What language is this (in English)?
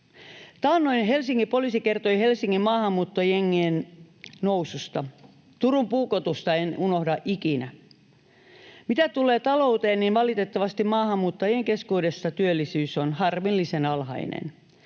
Finnish